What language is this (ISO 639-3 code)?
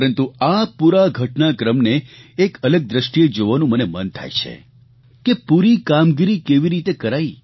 guj